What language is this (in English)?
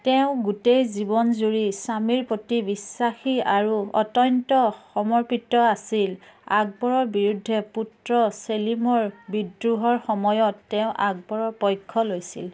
Assamese